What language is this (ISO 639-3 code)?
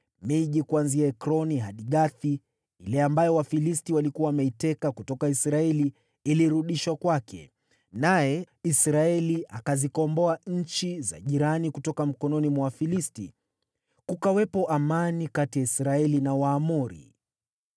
swa